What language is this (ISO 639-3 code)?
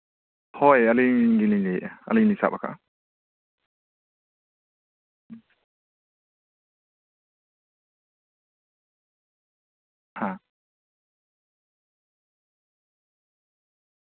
sat